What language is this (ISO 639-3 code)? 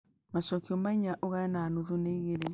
kik